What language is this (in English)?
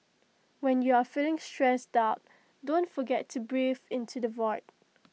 English